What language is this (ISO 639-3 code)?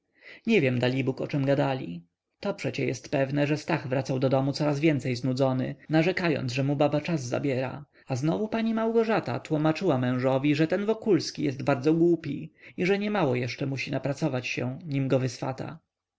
pol